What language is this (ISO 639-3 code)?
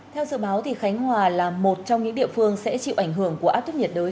vie